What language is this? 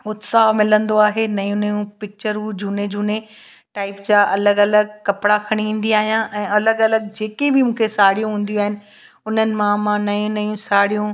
Sindhi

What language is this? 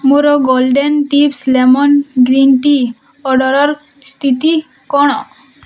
Odia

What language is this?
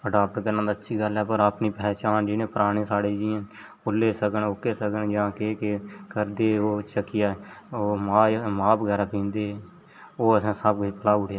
Dogri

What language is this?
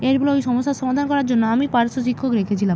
Bangla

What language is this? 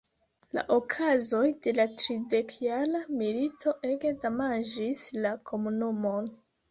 Esperanto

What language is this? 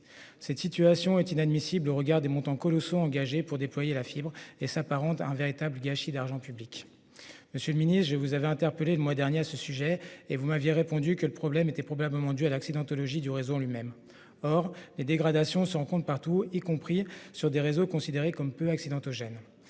French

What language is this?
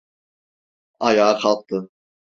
Turkish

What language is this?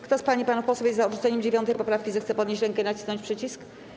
Polish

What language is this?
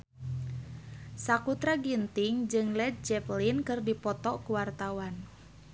Sundanese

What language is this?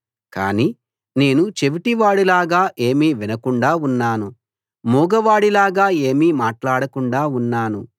Telugu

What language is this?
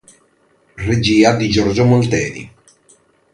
Italian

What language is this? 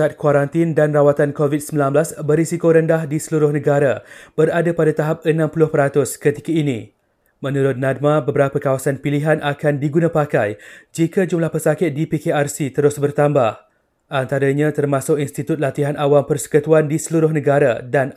Malay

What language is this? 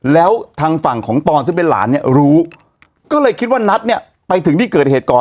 Thai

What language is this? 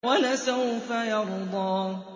Arabic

